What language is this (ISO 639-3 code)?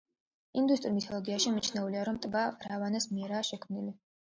kat